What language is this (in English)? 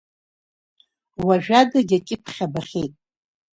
Abkhazian